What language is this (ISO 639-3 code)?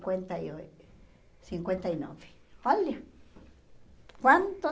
por